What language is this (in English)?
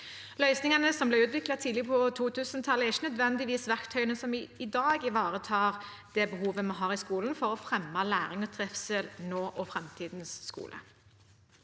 Norwegian